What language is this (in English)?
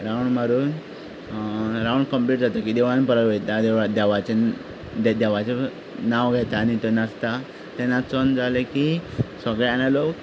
Konkani